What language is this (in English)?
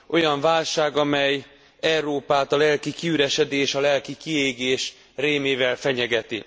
Hungarian